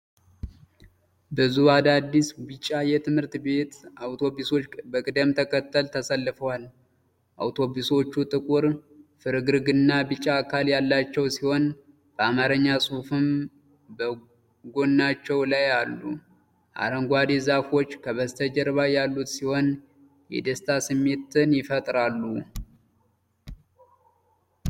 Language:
Amharic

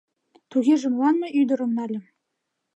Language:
Mari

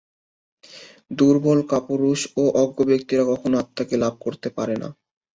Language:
Bangla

